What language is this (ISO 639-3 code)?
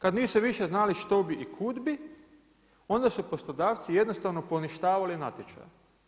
hrv